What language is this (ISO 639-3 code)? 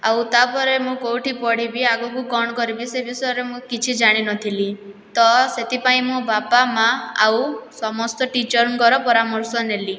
ori